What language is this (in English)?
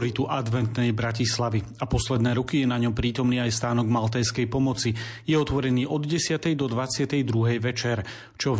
Slovak